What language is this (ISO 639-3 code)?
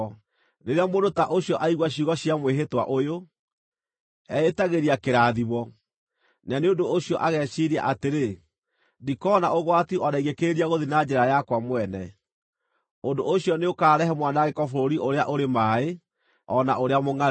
kik